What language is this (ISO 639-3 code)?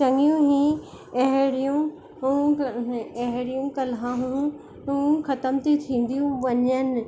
snd